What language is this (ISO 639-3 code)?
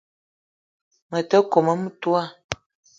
eto